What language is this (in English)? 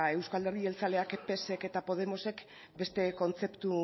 Basque